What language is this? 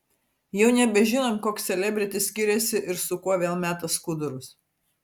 Lithuanian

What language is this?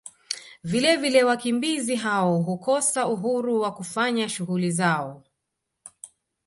Swahili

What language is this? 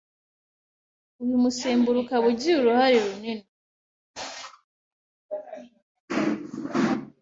Kinyarwanda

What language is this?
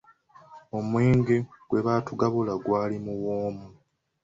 Ganda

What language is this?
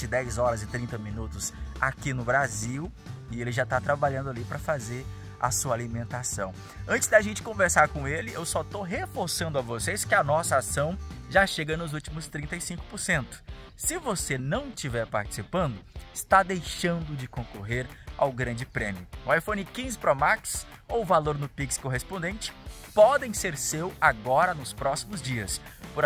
Portuguese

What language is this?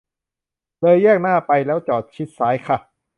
Thai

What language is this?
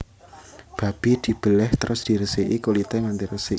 Javanese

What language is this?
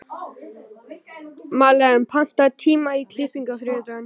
Icelandic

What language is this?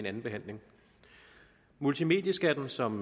Danish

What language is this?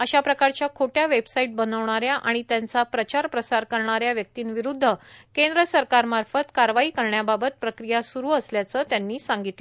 Marathi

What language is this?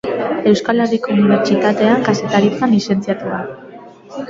Basque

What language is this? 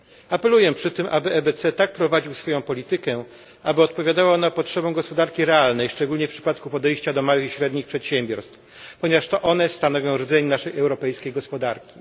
Polish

